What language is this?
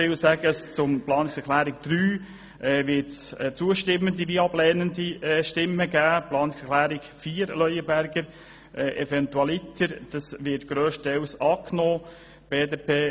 Swiss German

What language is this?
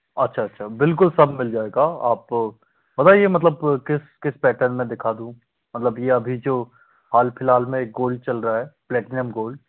Hindi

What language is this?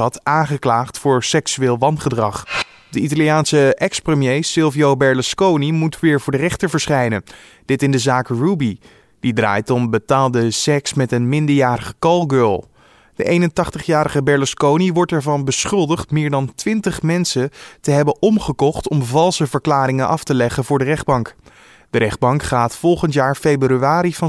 Dutch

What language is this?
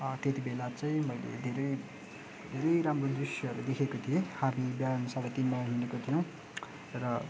Nepali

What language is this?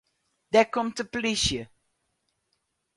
Western Frisian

